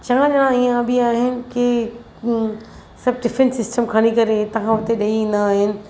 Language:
Sindhi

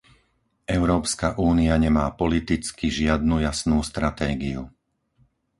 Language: Slovak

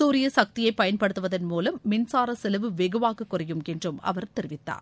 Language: Tamil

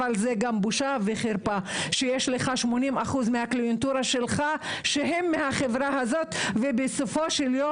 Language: Hebrew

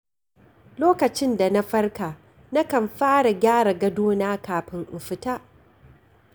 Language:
Hausa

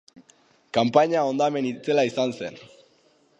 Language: Basque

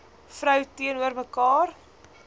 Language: Afrikaans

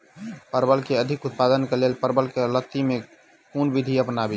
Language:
Maithili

